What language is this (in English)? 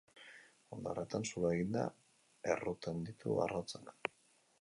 Basque